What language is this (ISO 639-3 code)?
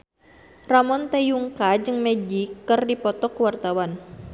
sun